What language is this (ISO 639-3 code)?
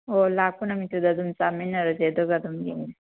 mni